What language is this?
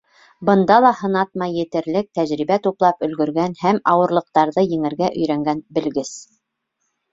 Bashkir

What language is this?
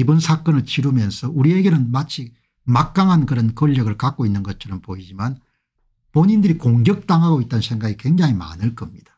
Korean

